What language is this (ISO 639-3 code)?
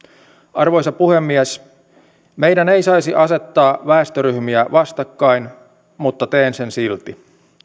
fin